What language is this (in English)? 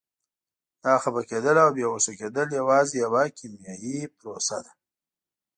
Pashto